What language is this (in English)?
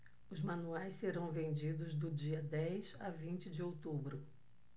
Portuguese